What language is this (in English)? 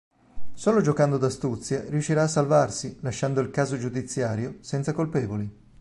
Italian